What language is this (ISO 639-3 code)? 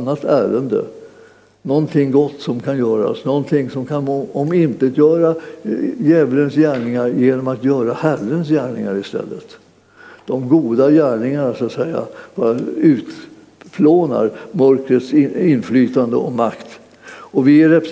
swe